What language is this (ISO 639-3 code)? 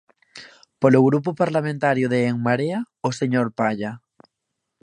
glg